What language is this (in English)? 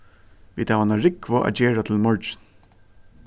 Faroese